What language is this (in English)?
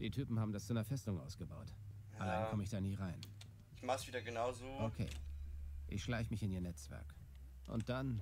German